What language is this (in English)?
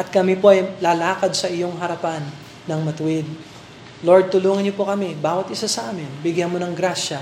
Filipino